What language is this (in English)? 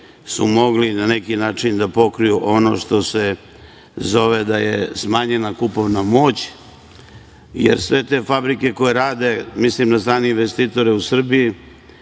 Serbian